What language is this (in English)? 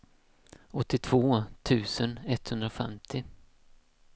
Swedish